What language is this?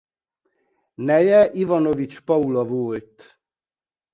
Hungarian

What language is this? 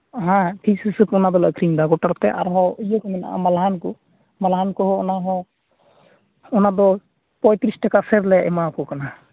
Santali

